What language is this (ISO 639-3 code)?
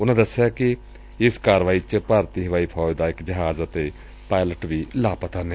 pan